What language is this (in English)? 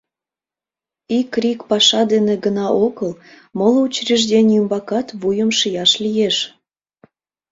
Mari